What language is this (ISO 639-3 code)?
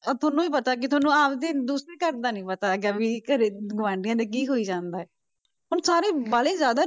pan